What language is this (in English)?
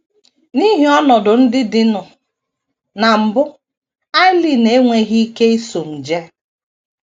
Igbo